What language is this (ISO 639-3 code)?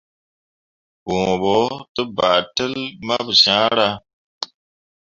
mua